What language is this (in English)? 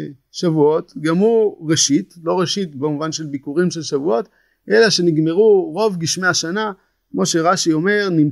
Hebrew